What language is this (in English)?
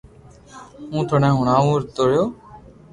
Loarki